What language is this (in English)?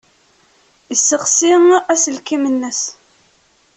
Kabyle